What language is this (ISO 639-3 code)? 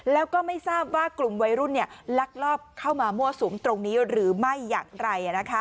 tha